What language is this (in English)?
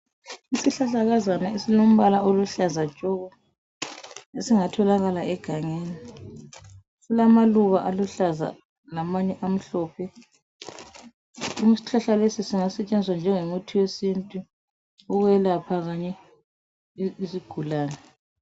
North Ndebele